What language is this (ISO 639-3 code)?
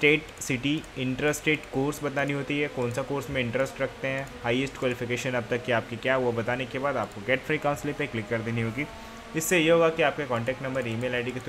hin